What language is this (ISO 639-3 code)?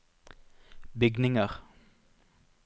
nor